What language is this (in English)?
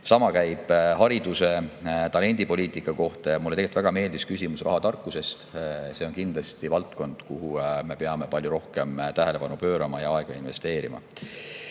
Estonian